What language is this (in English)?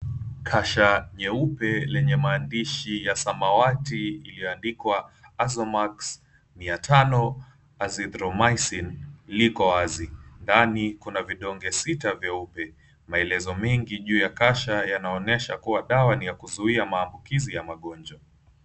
Swahili